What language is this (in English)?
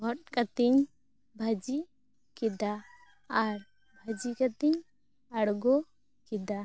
Santali